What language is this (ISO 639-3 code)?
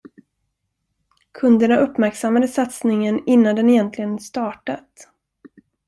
swe